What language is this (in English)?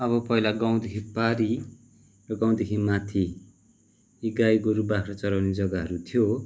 Nepali